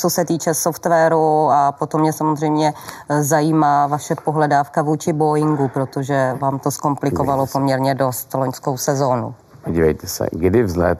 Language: Czech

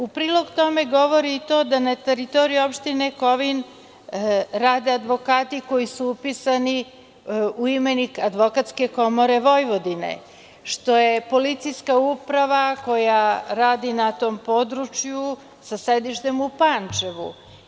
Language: Serbian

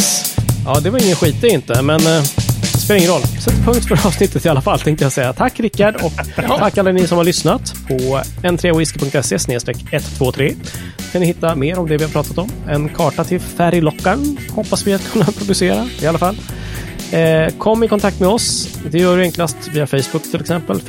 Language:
Swedish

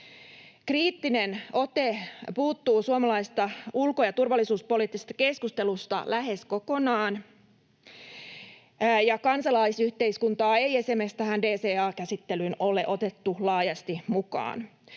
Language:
Finnish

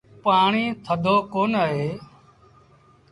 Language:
Sindhi Bhil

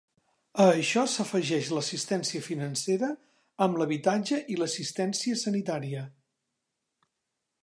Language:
Catalan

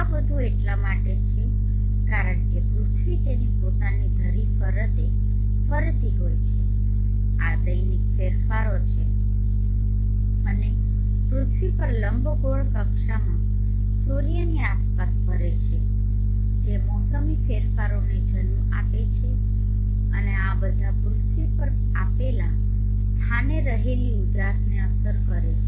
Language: Gujarati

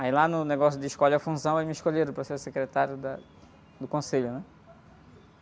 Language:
Portuguese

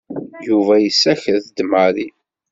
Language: Kabyle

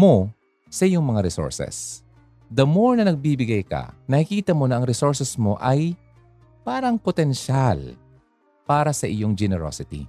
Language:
Filipino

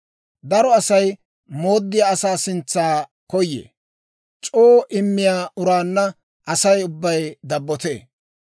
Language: Dawro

